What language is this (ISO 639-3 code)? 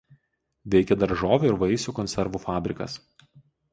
lit